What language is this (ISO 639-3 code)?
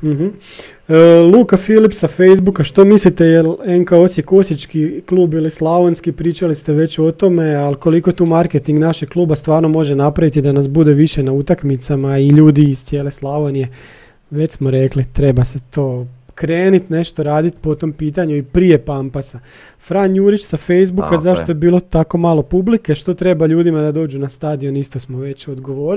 hrv